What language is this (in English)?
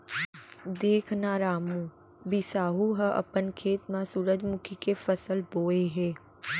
Chhattisgarhi